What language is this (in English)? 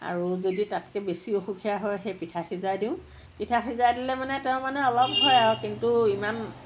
Assamese